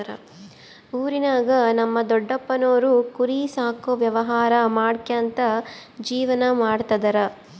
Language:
Kannada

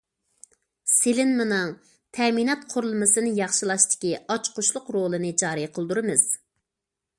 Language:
Uyghur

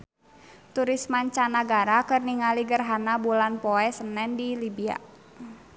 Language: Sundanese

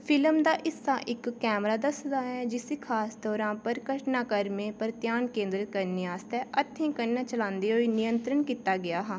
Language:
Dogri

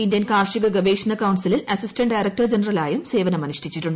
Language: Malayalam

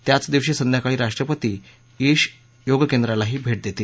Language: Marathi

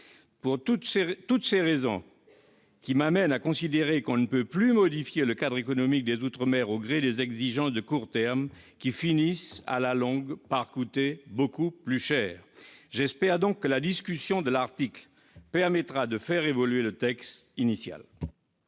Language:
French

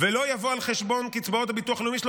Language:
Hebrew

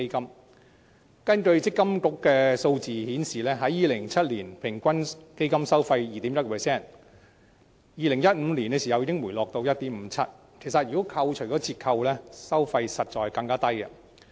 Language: Cantonese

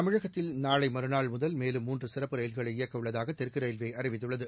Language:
Tamil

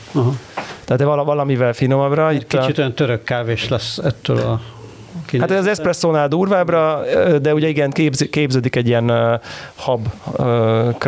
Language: Hungarian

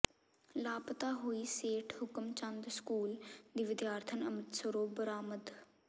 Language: Punjabi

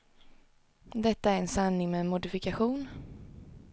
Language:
Swedish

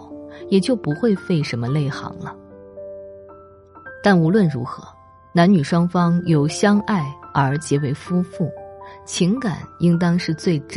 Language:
Chinese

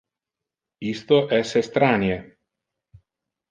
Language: Interlingua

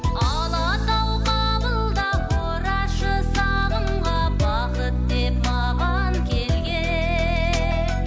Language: Kazakh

